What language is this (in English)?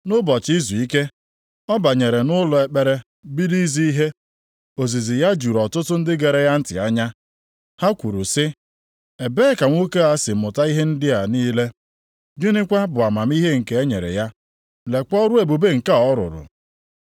Igbo